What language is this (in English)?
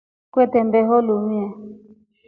Rombo